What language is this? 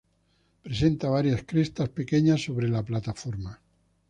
Spanish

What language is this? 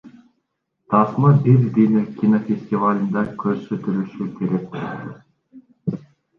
Kyrgyz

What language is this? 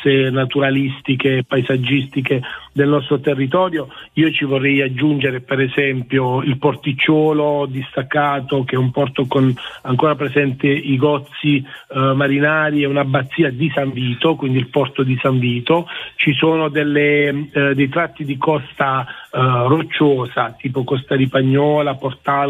Italian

